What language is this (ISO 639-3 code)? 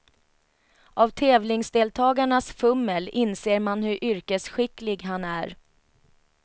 swe